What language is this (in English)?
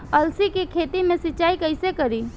Bhojpuri